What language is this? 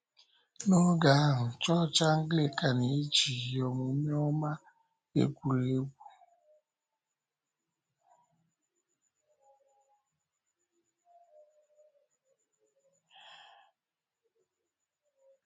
Igbo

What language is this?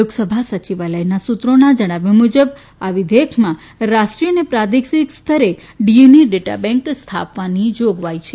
Gujarati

